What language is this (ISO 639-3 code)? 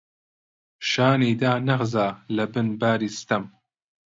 ckb